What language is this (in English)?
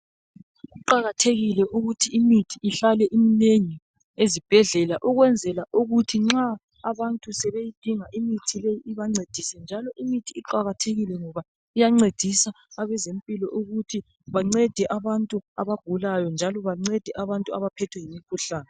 North Ndebele